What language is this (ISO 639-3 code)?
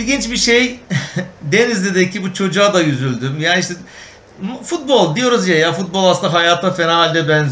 tur